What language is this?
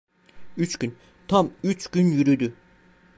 Turkish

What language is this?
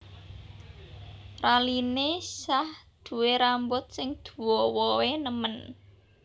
Javanese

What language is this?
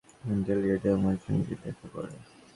Bangla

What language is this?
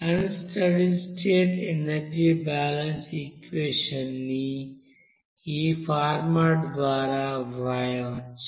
Telugu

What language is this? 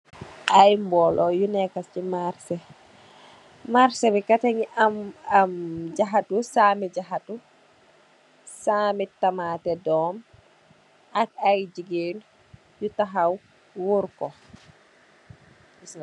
Wolof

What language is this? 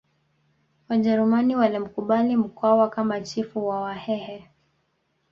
Swahili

